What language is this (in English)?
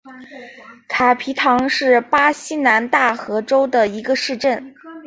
Chinese